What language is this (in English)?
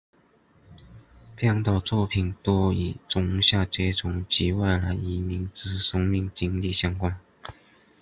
Chinese